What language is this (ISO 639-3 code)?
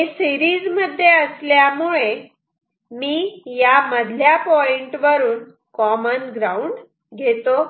mar